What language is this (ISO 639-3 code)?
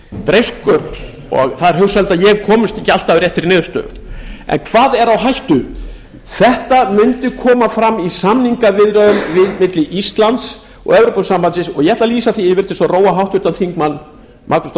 isl